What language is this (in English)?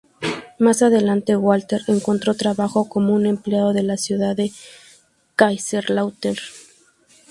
Spanish